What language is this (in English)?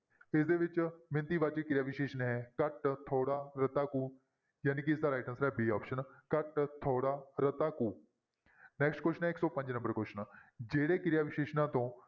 Punjabi